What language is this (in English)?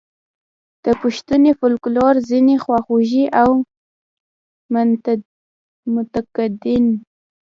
Pashto